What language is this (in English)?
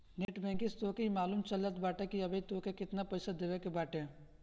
Bhojpuri